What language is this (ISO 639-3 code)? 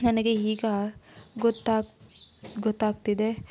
kan